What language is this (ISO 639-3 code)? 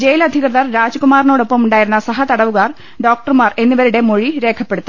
mal